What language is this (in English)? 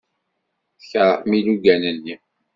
Kabyle